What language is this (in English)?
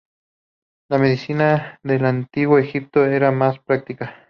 Spanish